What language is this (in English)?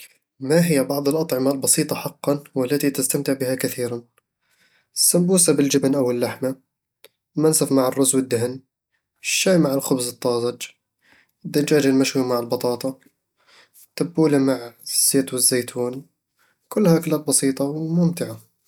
Eastern Egyptian Bedawi Arabic